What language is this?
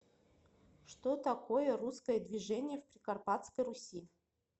Russian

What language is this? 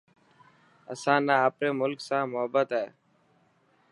Dhatki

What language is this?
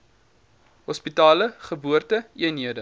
Afrikaans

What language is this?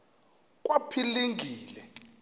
Xhosa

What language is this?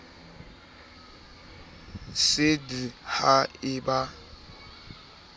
Southern Sotho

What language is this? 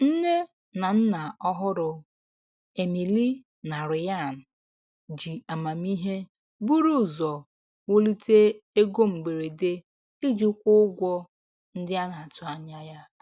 Igbo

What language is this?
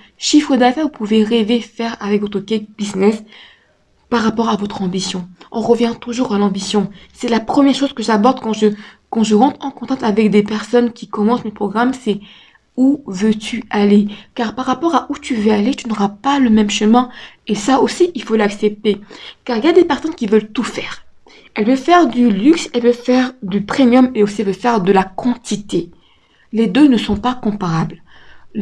French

